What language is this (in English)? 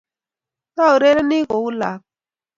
Kalenjin